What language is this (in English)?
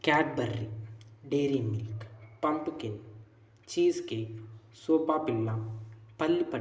Telugu